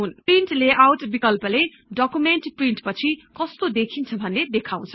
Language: Nepali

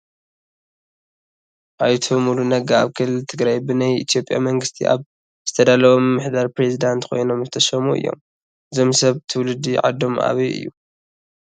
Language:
Tigrinya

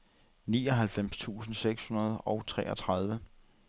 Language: Danish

